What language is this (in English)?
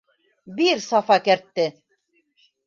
Bashkir